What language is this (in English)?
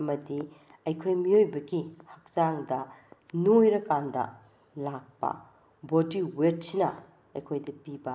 Manipuri